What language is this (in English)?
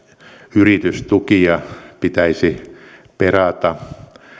Finnish